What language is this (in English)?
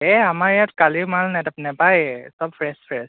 Assamese